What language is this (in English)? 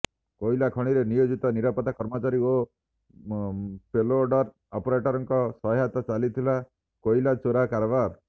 Odia